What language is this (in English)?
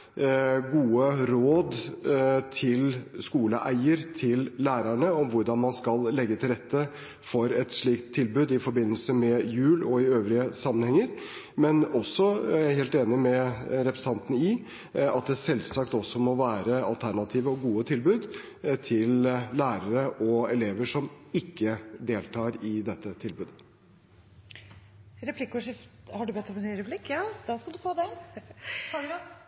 Norwegian Bokmål